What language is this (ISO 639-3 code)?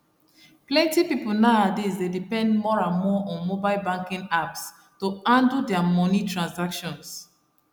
pcm